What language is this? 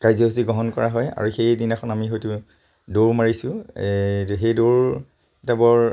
Assamese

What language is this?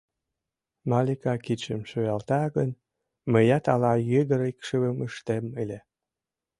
Mari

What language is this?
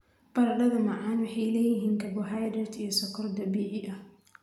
Somali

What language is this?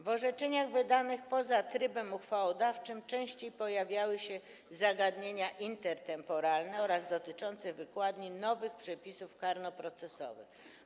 Polish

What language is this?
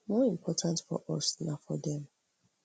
Nigerian Pidgin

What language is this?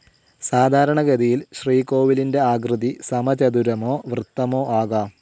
Malayalam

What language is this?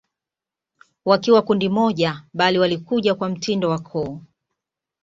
Swahili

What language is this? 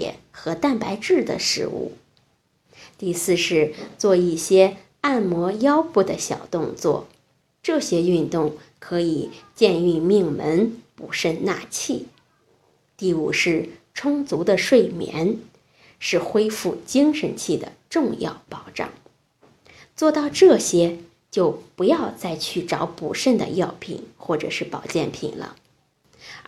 Chinese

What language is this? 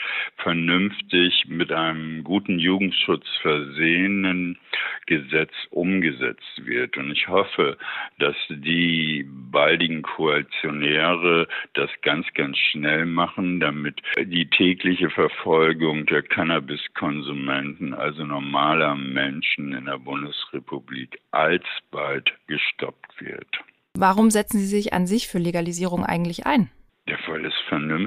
German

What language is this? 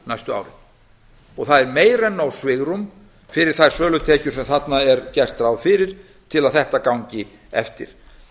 Icelandic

